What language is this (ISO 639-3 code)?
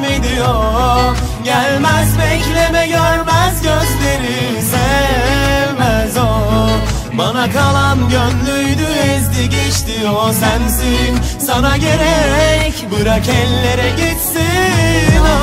tur